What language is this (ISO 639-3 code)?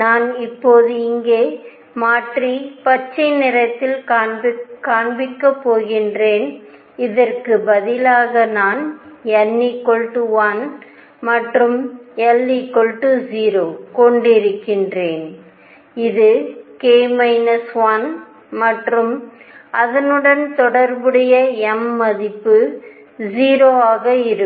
tam